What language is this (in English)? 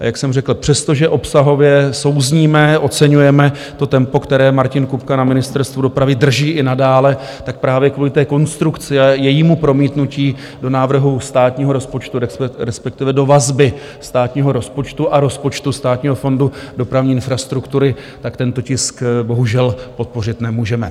Czech